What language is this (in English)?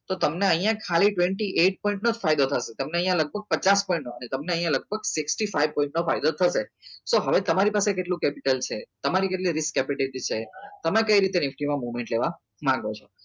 Gujarati